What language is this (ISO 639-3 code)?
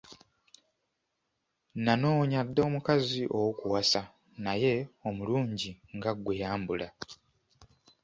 lug